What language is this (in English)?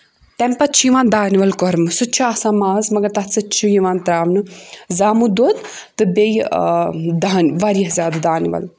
Kashmiri